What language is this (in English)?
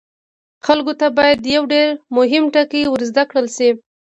Pashto